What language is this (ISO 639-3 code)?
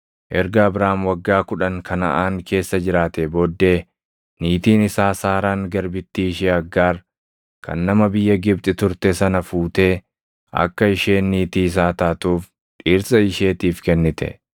orm